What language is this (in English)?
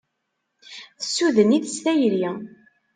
Kabyle